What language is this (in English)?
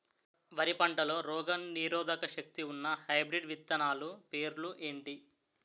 Telugu